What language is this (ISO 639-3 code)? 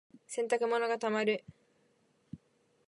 jpn